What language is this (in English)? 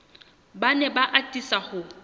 Southern Sotho